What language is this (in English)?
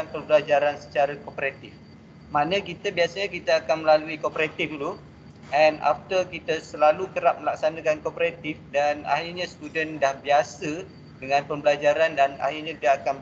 Malay